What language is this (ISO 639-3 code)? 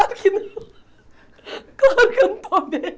por